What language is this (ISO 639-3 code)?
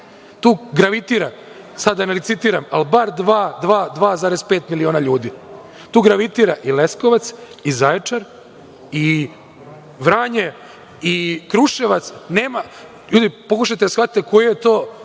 srp